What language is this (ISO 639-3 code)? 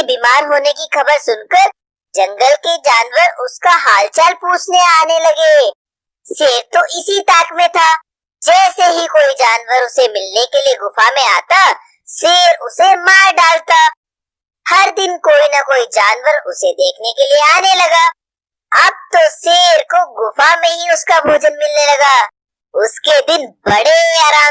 hin